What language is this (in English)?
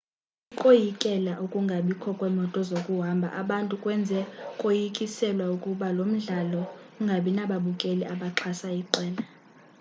Xhosa